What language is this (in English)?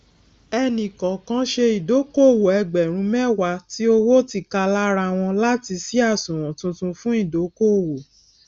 Yoruba